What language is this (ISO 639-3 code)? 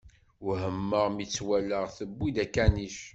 kab